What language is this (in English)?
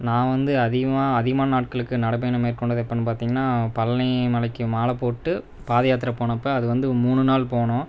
Tamil